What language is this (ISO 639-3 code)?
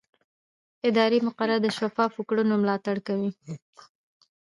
pus